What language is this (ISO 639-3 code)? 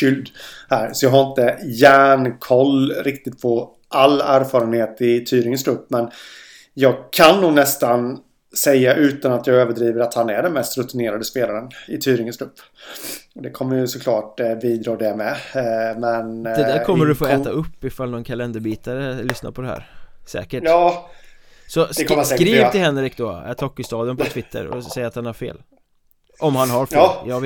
swe